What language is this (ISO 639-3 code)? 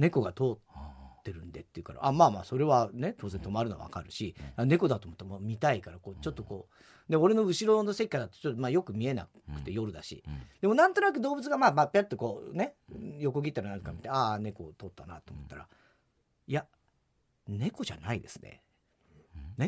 jpn